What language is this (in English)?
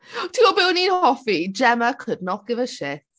Welsh